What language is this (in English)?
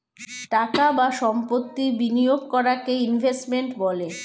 Bangla